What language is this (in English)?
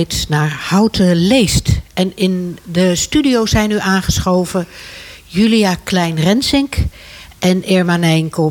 Dutch